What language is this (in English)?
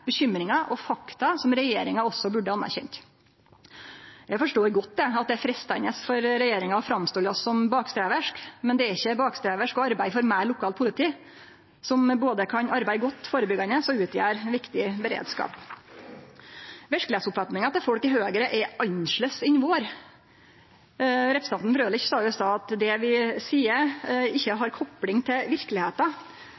Norwegian Nynorsk